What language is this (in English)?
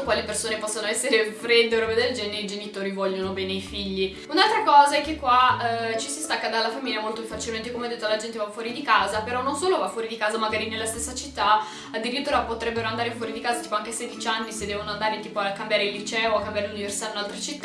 Italian